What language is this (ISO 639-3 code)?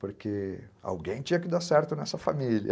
por